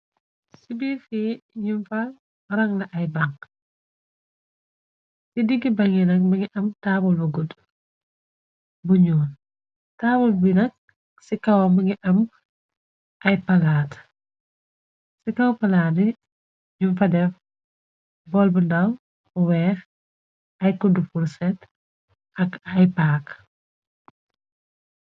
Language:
Wolof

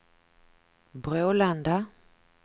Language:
Swedish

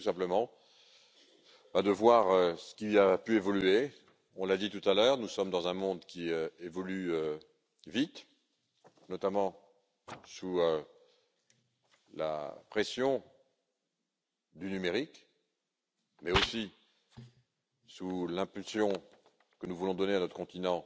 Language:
French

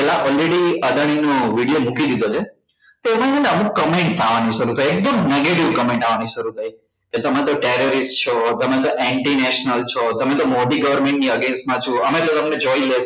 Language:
Gujarati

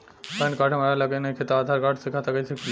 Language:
Bhojpuri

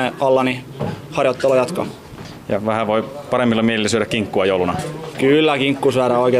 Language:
Finnish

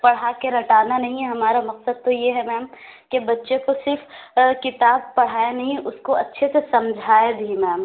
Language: Urdu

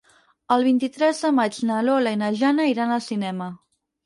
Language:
Catalan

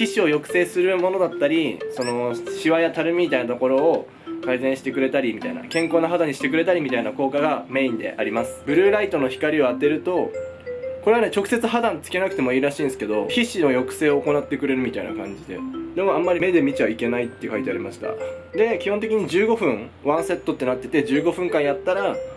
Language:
Japanese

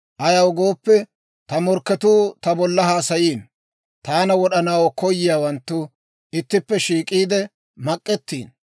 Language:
Dawro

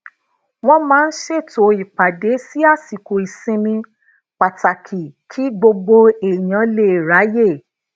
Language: Yoruba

